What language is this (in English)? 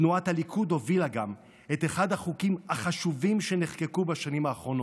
Hebrew